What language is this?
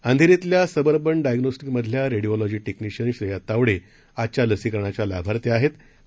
Marathi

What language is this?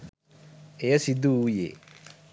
Sinhala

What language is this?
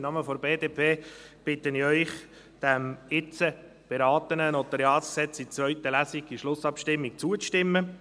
Swiss German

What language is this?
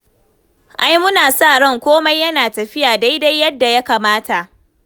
Hausa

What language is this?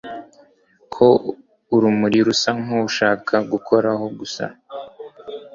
Kinyarwanda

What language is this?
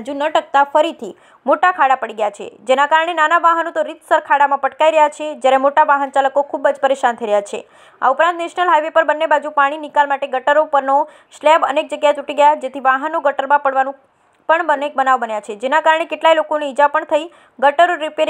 Gujarati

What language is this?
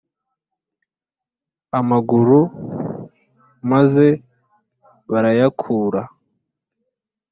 Kinyarwanda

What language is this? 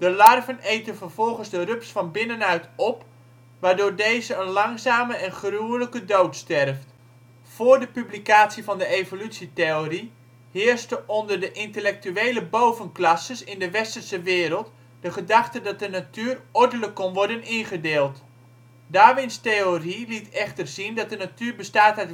Dutch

